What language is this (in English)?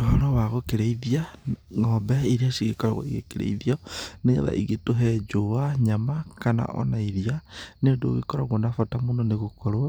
Kikuyu